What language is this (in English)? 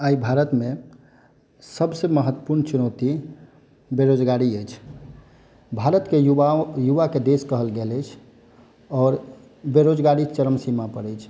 Maithili